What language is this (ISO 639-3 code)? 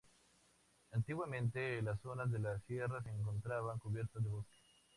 spa